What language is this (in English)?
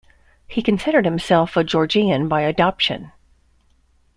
English